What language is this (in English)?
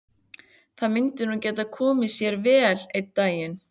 Icelandic